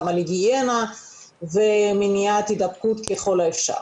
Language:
Hebrew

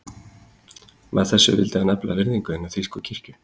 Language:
Icelandic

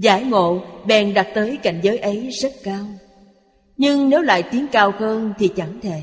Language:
Vietnamese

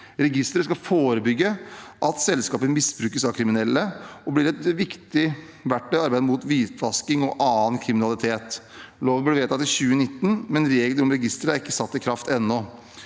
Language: Norwegian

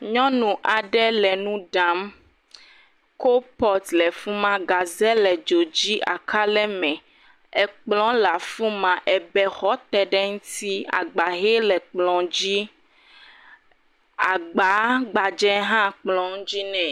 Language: Ewe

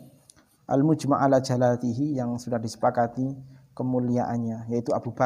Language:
Indonesian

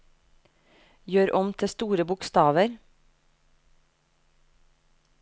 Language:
Norwegian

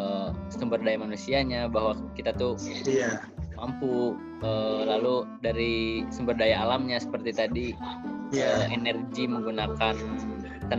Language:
Indonesian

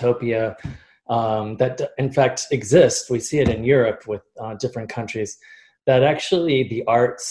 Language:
English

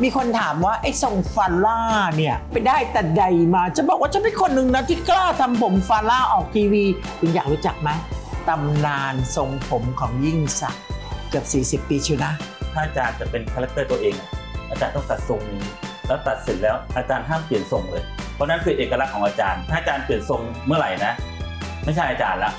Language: Thai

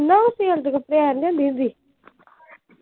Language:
Punjabi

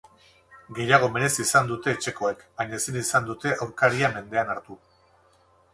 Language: Basque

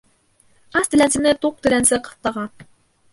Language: Bashkir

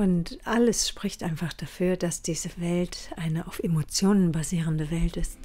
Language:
German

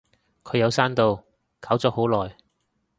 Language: Cantonese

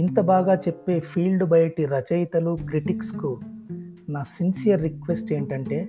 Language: Telugu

